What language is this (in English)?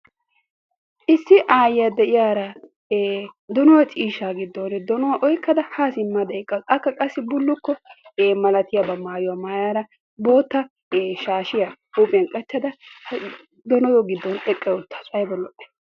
Wolaytta